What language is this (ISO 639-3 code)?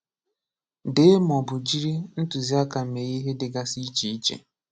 ibo